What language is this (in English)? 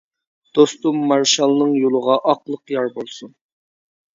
Uyghur